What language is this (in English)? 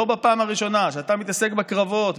Hebrew